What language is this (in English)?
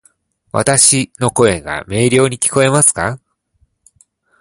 Japanese